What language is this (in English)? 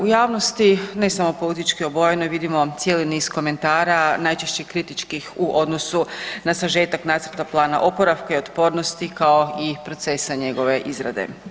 Croatian